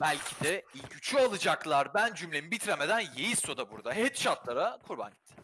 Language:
Turkish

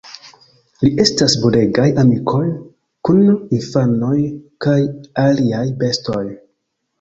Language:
Esperanto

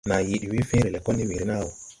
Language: Tupuri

